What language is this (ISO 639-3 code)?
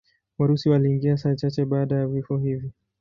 swa